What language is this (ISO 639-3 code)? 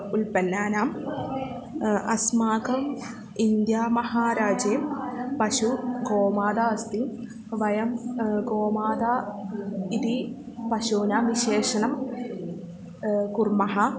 san